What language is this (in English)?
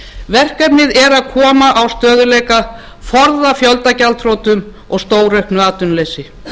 Icelandic